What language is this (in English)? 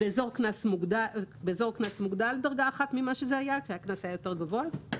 Hebrew